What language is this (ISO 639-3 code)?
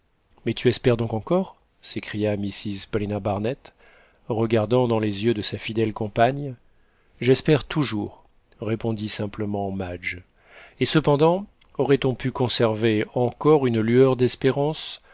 fra